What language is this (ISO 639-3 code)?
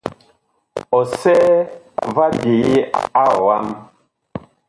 bkh